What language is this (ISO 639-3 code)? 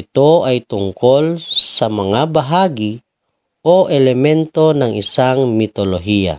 fil